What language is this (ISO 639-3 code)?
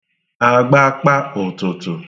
ibo